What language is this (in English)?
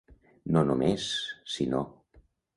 Catalan